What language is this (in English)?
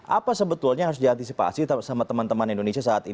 Indonesian